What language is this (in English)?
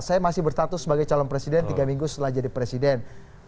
Indonesian